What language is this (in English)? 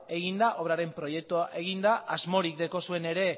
Basque